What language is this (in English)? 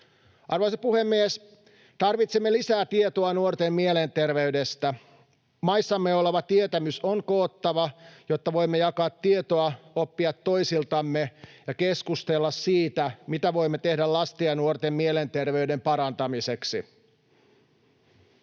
Finnish